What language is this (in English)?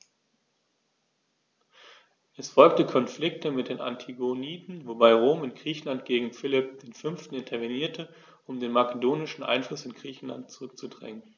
German